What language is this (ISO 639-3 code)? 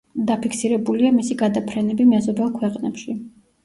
kat